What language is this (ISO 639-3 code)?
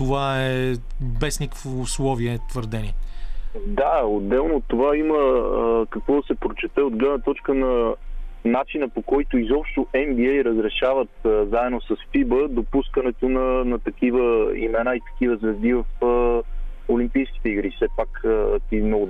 bul